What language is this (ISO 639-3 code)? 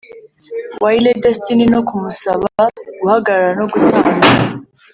kin